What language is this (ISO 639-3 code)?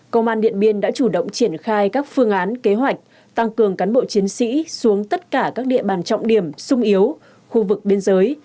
vie